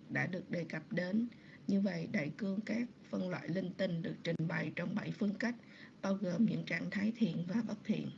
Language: Vietnamese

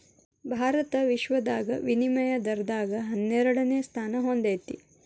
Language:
Kannada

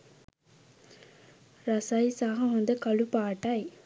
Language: Sinhala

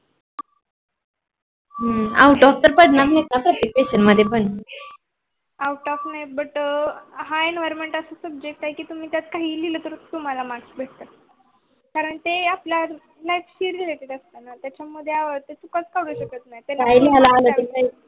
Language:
Marathi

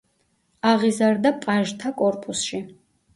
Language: Georgian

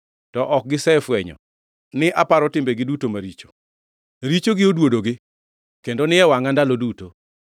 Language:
Luo (Kenya and Tanzania)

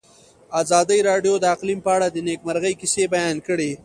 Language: Pashto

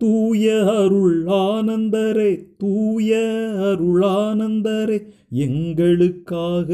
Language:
Tamil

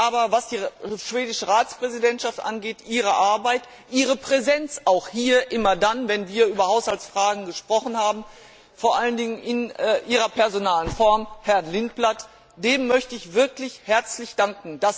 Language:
German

